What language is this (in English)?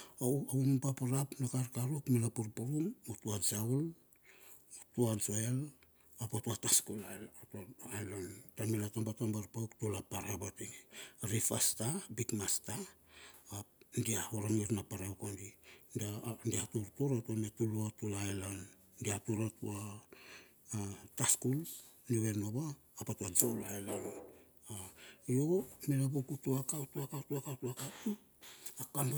Bilur